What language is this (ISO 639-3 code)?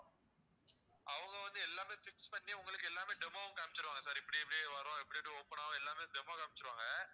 tam